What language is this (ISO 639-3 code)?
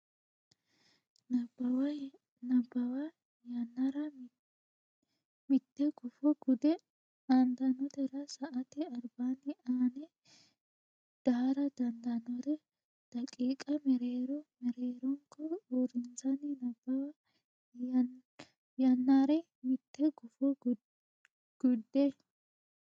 sid